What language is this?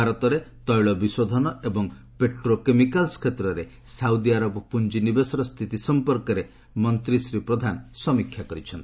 Odia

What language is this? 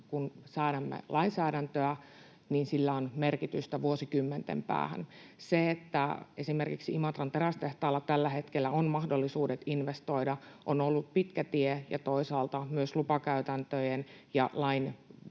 Finnish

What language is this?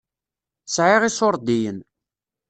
Kabyle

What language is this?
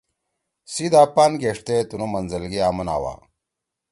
Torwali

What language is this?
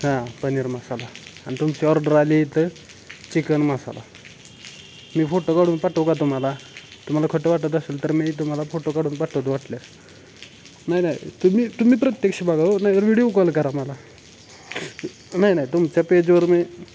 Marathi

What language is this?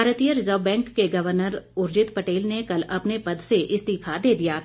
Hindi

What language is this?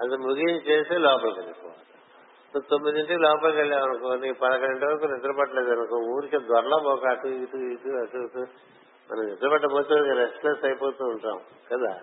Telugu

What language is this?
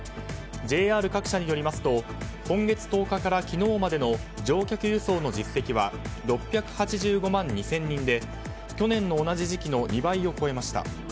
Japanese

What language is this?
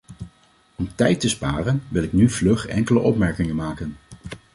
Dutch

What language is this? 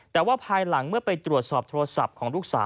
Thai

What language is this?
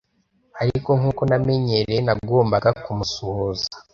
Kinyarwanda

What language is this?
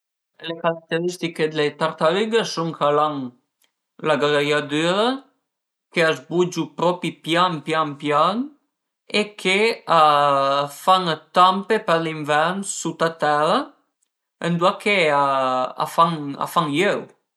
Piedmontese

